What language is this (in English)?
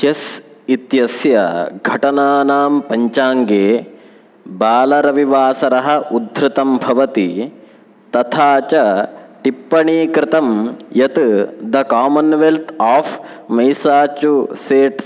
Sanskrit